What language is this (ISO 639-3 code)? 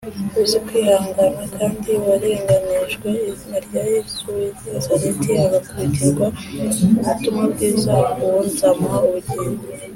kin